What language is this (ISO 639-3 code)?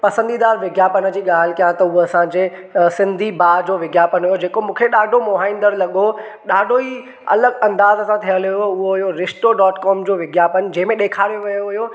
snd